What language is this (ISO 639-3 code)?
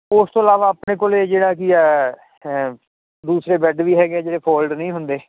pan